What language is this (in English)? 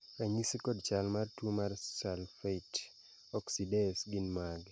Luo (Kenya and Tanzania)